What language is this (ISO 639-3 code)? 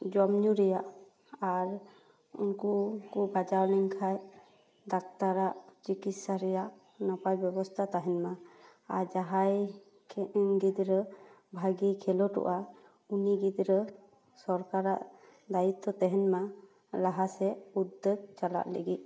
sat